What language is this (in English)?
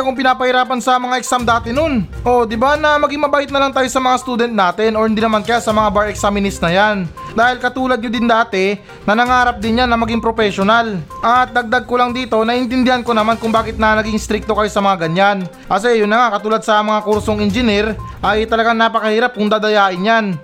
Filipino